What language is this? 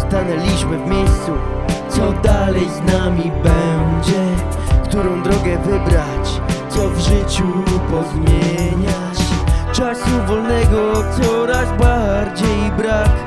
Polish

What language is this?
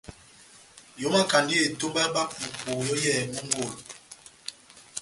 Batanga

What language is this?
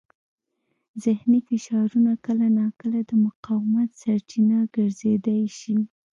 Pashto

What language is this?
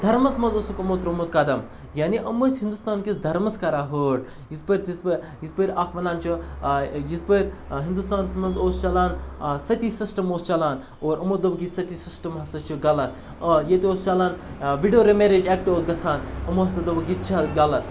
Kashmiri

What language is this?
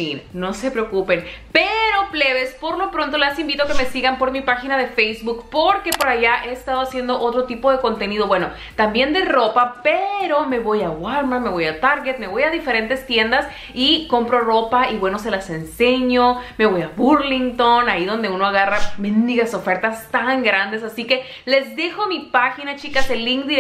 Spanish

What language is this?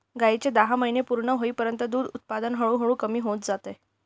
Marathi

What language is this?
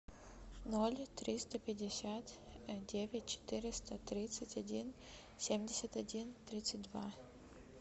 Russian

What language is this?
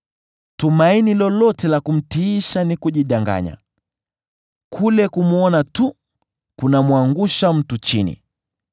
Swahili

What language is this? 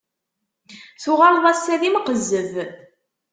Kabyle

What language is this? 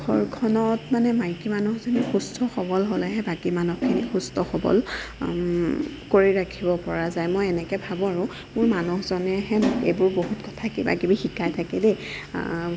Assamese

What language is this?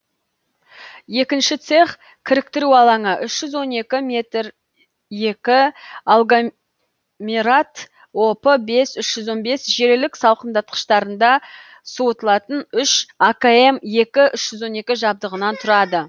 Kazakh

